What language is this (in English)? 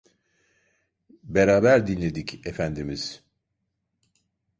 Turkish